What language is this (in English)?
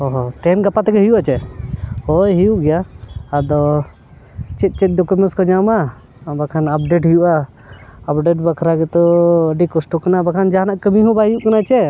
Santali